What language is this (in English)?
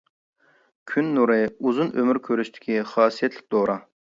Uyghur